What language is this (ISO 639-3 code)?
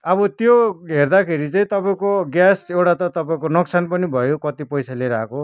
nep